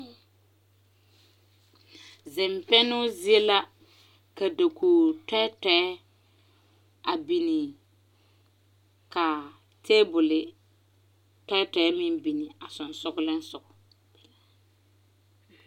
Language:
Southern Dagaare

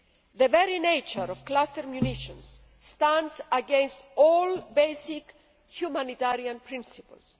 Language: English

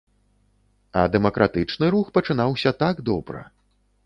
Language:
Belarusian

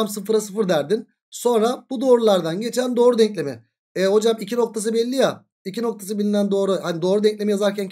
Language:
Turkish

